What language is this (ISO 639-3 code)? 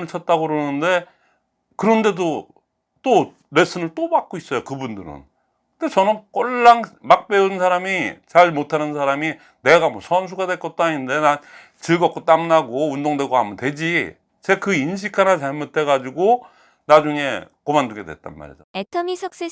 kor